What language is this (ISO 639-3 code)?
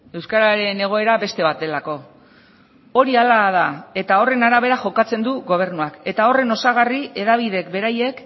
eus